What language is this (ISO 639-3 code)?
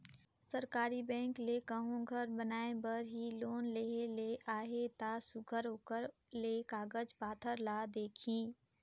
hne